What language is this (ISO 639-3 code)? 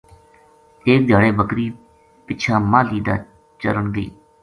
gju